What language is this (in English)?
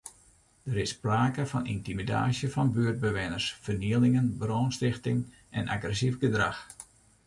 Western Frisian